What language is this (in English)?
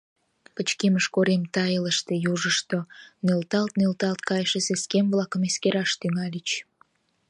Mari